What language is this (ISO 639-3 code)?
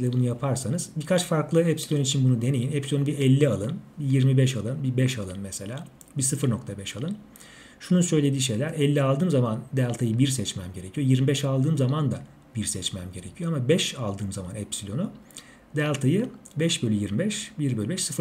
tur